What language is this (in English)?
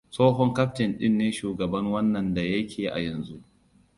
Hausa